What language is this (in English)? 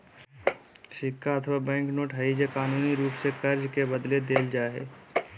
Magahi